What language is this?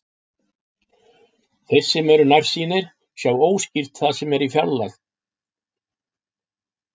Icelandic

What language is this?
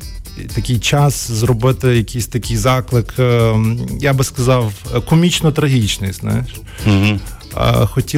Ukrainian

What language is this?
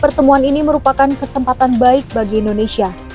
Indonesian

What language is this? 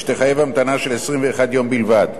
Hebrew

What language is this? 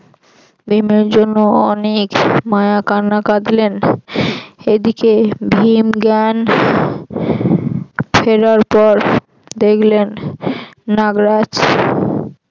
Bangla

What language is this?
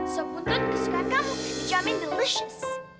Indonesian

